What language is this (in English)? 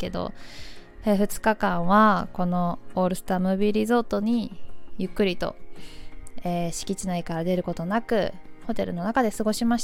Japanese